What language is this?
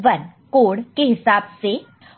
Hindi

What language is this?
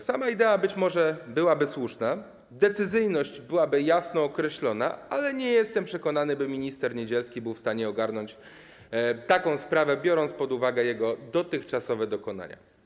Polish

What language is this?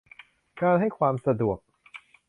Thai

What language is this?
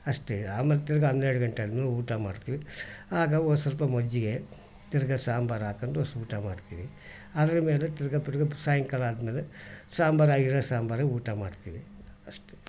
Kannada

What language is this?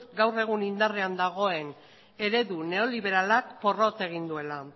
Basque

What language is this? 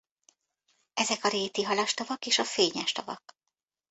Hungarian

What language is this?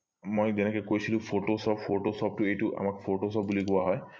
Assamese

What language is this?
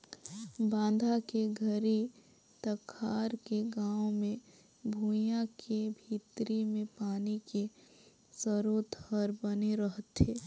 Chhattisgarhi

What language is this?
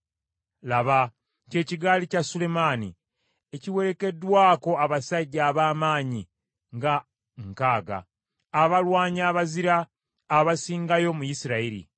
Ganda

